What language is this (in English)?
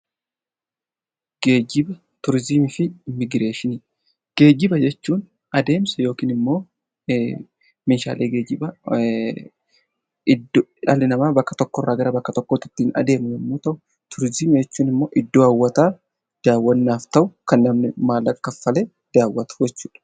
Oromo